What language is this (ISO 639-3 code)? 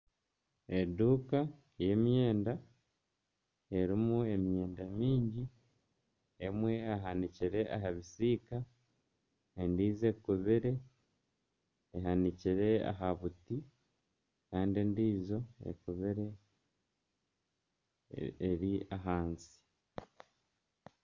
nyn